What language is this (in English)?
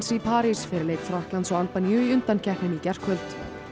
Icelandic